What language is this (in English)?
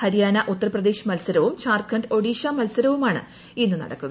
Malayalam